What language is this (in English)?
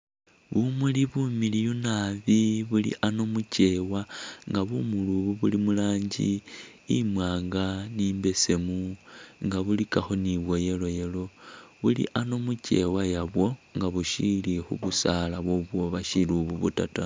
Masaaba